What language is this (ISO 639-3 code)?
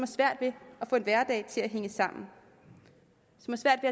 dan